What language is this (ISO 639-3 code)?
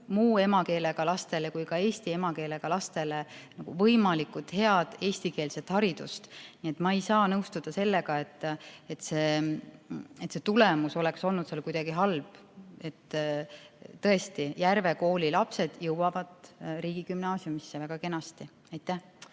est